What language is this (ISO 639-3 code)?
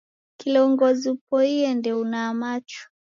dav